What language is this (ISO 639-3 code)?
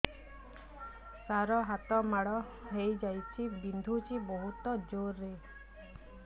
ori